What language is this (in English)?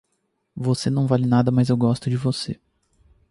Portuguese